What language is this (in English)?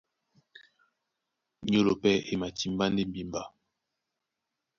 Duala